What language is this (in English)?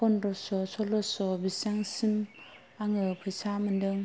Bodo